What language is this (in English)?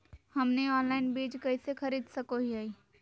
Magahi